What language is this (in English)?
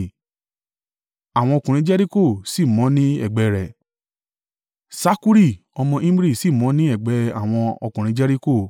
Yoruba